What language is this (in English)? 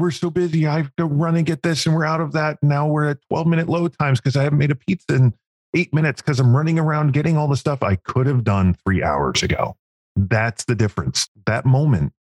English